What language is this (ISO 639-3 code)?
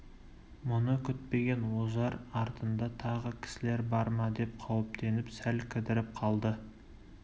kaz